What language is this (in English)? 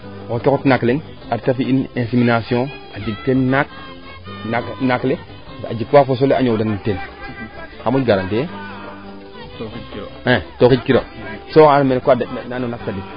Serer